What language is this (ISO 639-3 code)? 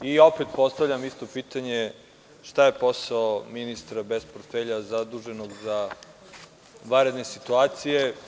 srp